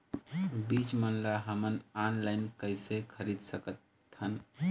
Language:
Chhattisgarhi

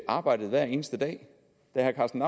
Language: Danish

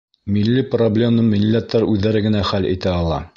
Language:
Bashkir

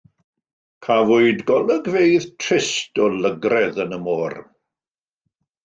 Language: Welsh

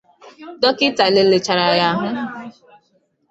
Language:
Igbo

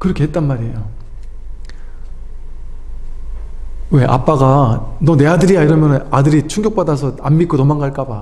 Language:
Korean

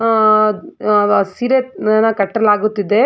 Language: Kannada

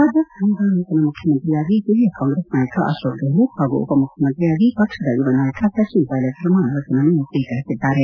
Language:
Kannada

